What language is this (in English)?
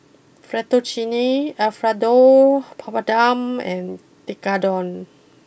English